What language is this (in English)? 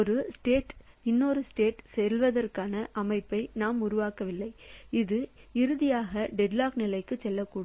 Tamil